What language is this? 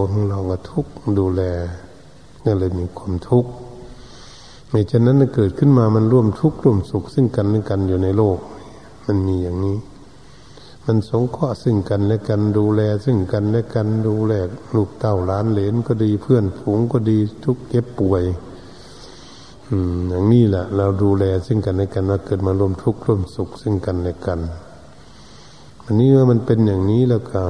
Thai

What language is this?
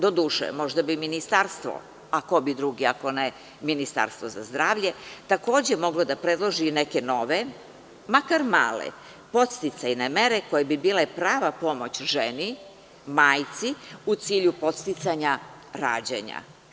Serbian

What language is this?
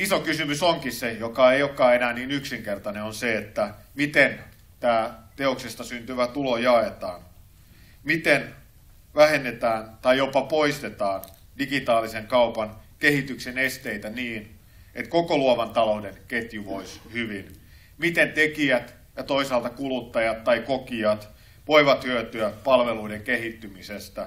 Finnish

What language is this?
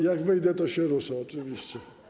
Polish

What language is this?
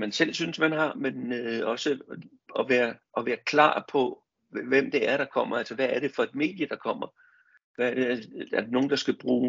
Danish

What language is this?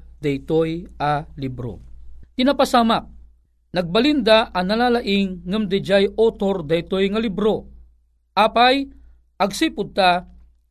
Filipino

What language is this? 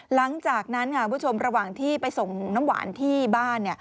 Thai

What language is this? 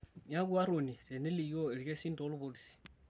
Masai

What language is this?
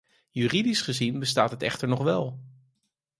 Dutch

